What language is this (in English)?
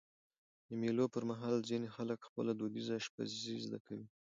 Pashto